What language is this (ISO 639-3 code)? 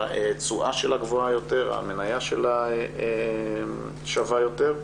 heb